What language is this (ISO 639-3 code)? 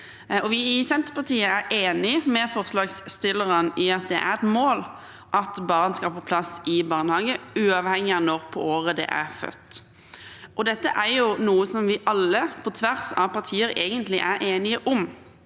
nor